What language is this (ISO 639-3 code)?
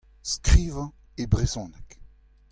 bre